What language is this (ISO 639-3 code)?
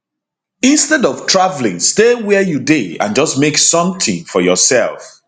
pcm